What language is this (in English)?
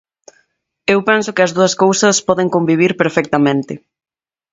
Galician